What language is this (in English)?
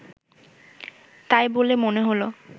Bangla